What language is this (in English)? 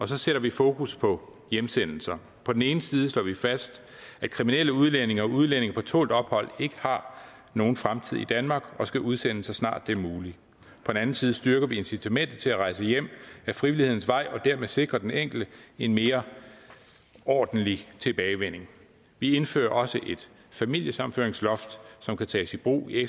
Danish